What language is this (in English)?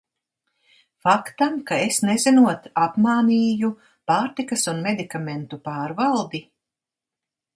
Latvian